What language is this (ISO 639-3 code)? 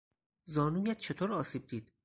fas